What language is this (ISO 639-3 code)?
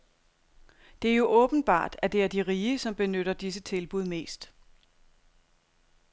dan